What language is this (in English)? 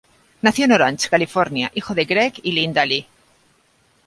Spanish